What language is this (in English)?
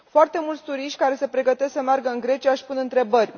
Romanian